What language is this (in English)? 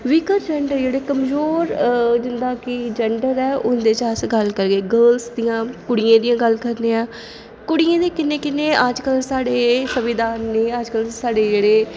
Dogri